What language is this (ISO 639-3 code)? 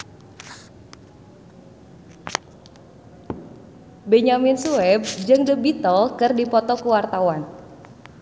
sun